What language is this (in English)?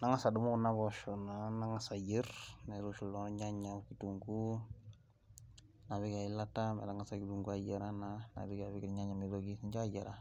Masai